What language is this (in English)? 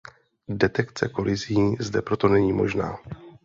Czech